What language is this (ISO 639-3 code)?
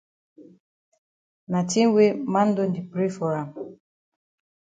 wes